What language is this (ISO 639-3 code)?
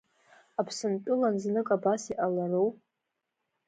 abk